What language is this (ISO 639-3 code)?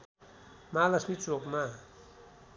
nep